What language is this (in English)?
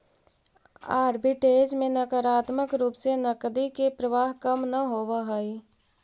Magahi